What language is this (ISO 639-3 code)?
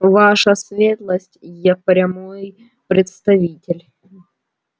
rus